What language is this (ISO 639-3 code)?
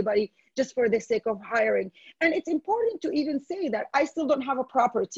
eng